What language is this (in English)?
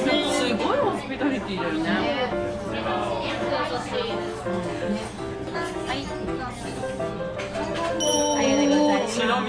Japanese